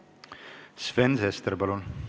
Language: Estonian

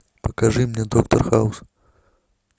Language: Russian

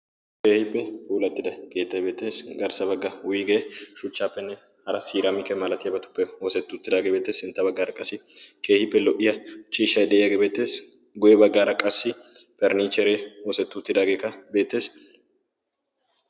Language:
Wolaytta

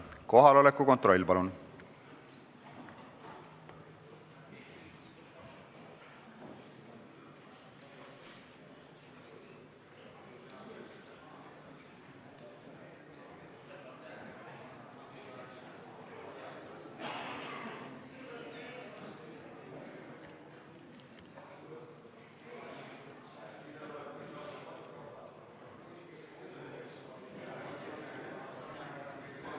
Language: Estonian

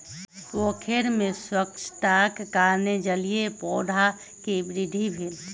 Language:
Maithili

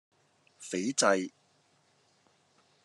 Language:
Cantonese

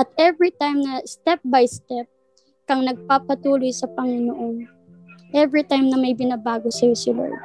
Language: Filipino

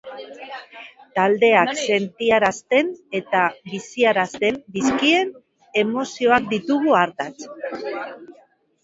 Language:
Basque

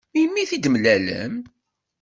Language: Kabyle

